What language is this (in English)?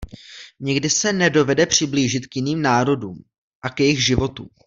Czech